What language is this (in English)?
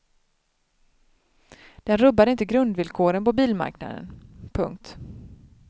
Swedish